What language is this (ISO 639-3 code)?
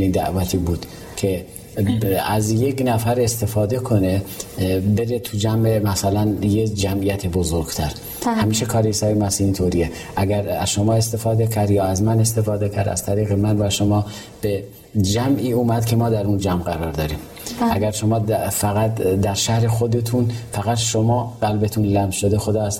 fas